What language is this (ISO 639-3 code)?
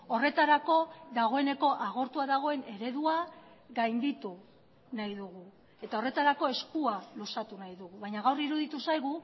eus